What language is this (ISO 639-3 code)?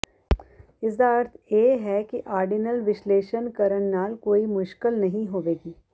pan